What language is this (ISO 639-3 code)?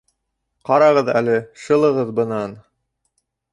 bak